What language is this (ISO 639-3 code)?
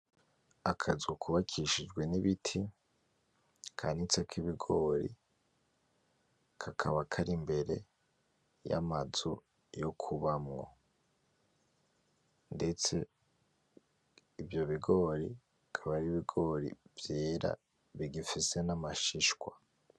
run